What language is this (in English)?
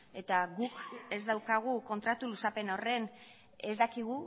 Basque